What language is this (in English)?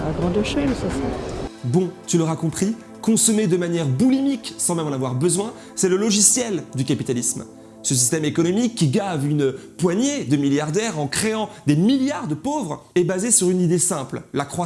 French